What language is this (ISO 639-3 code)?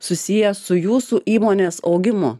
lit